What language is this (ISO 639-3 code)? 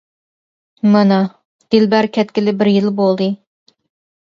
uig